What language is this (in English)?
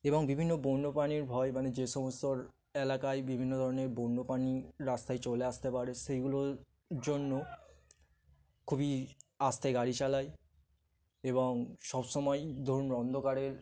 Bangla